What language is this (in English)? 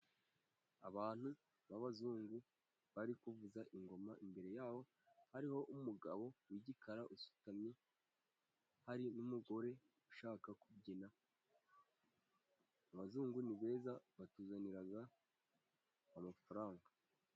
Kinyarwanda